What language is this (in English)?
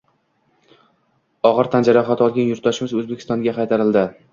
Uzbek